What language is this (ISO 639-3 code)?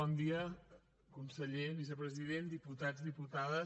cat